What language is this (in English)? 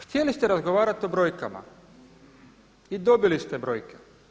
Croatian